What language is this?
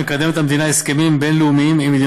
Hebrew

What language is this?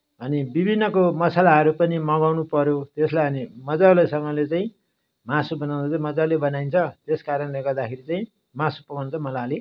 Nepali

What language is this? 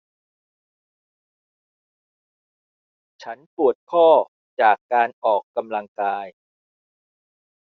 Thai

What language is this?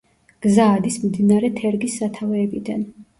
Georgian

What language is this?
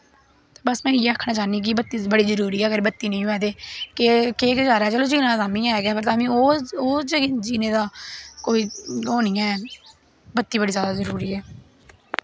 Dogri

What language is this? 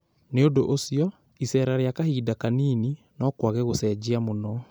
Kikuyu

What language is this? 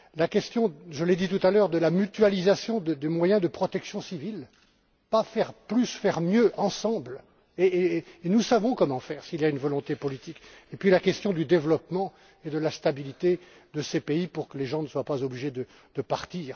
French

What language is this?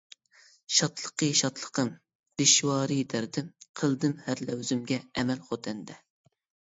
Uyghur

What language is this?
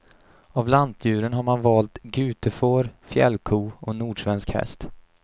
Swedish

